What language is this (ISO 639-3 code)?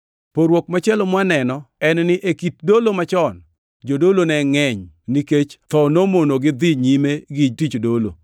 luo